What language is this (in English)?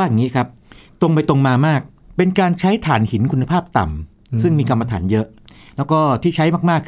Thai